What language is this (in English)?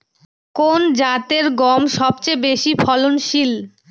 Bangla